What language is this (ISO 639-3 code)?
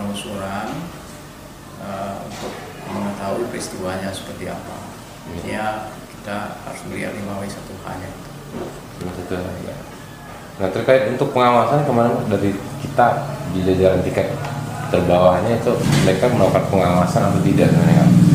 ind